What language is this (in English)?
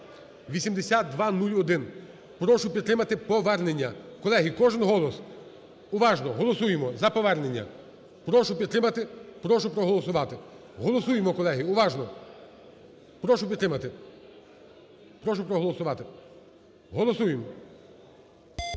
Ukrainian